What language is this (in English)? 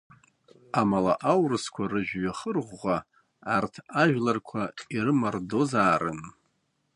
Abkhazian